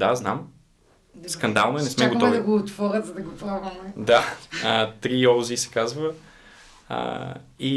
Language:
Bulgarian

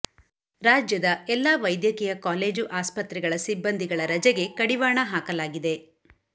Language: Kannada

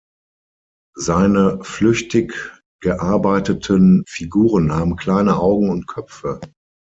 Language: German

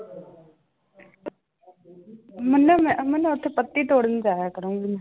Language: Punjabi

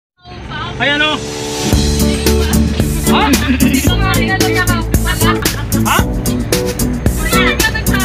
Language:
Thai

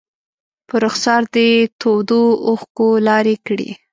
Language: Pashto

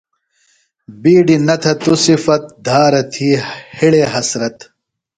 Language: Phalura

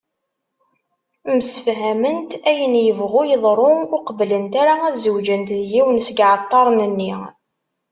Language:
Kabyle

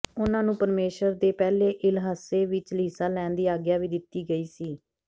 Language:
Punjabi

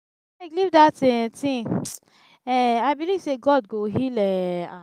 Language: Nigerian Pidgin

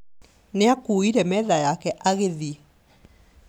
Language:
Kikuyu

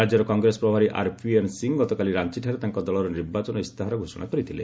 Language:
Odia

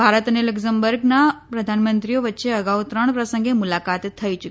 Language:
Gujarati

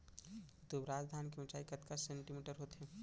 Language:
Chhattisgarhi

